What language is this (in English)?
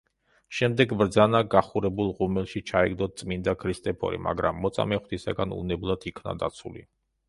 Georgian